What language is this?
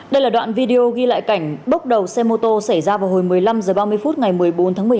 Vietnamese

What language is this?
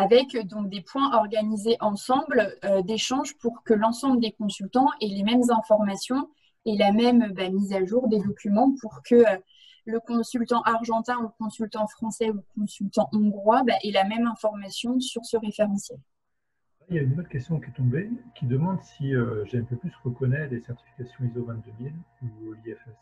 French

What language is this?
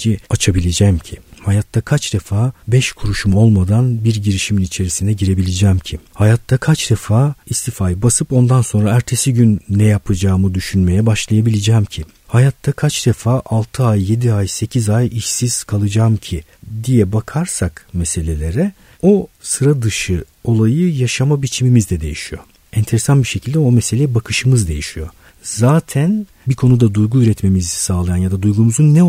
Turkish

